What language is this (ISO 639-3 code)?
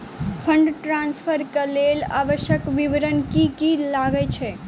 mai